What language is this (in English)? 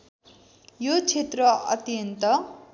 Nepali